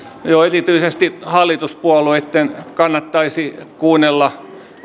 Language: Finnish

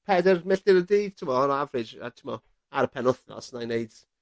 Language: Welsh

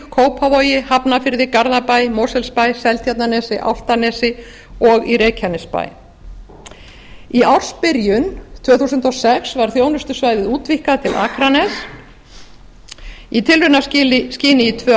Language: Icelandic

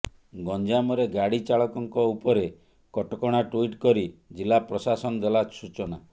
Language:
Odia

